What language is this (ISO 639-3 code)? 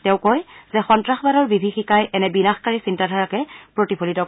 asm